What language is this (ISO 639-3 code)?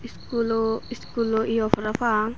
ccp